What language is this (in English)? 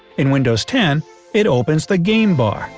English